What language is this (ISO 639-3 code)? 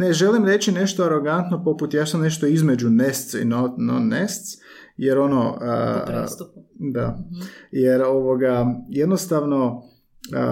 hrv